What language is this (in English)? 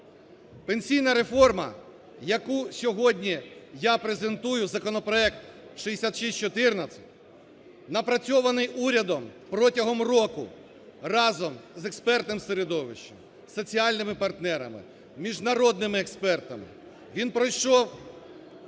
Ukrainian